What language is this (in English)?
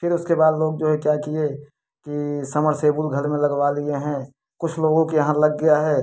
Hindi